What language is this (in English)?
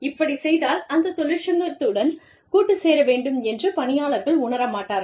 Tamil